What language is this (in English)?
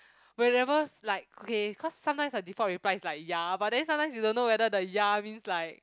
English